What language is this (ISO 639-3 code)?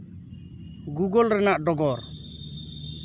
sat